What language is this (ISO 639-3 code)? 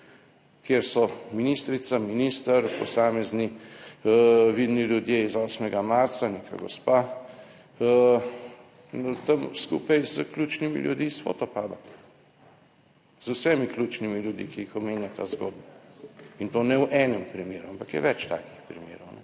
slv